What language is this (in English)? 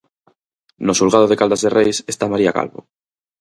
Galician